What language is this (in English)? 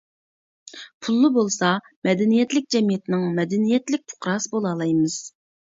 Uyghur